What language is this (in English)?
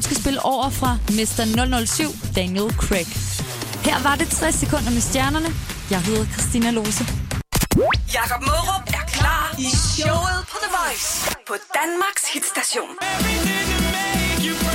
Danish